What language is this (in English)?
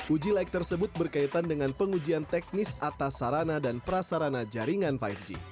Indonesian